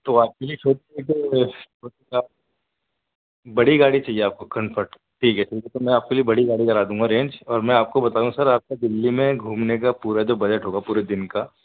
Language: Urdu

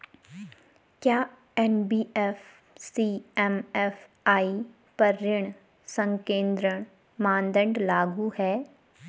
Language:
Hindi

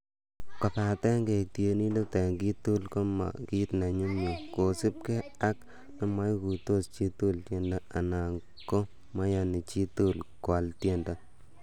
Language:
Kalenjin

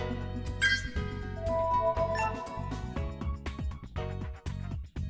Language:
Vietnamese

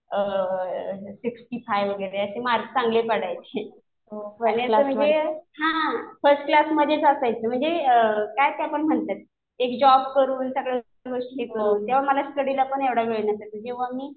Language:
Marathi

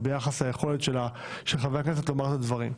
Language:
Hebrew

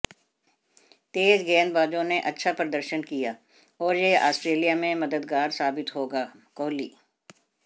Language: Hindi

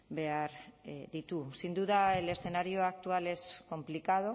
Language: Spanish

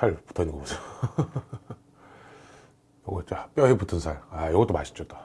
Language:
Korean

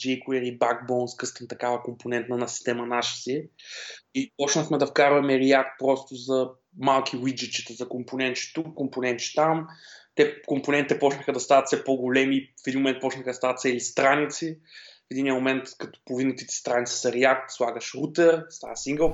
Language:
Bulgarian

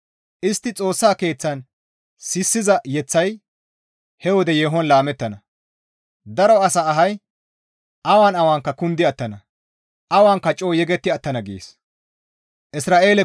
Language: Gamo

